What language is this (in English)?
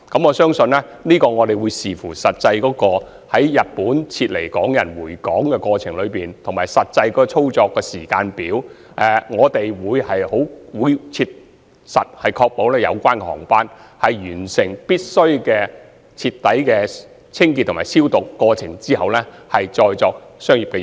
Cantonese